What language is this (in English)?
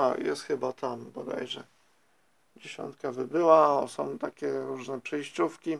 Polish